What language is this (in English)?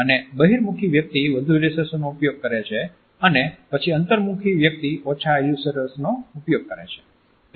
Gujarati